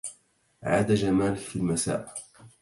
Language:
Arabic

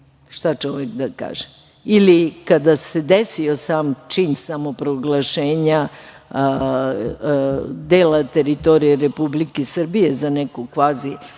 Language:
Serbian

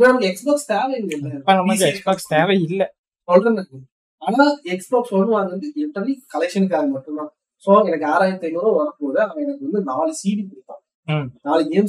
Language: Tamil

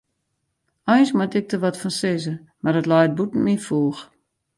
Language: Western Frisian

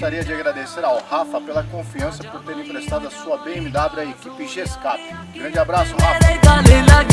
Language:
Portuguese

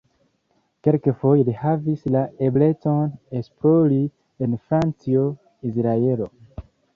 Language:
Esperanto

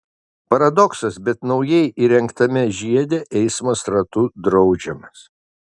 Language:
Lithuanian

